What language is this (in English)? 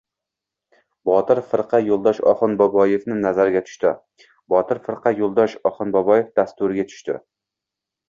Uzbek